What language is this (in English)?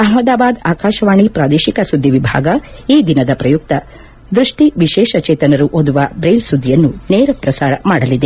Kannada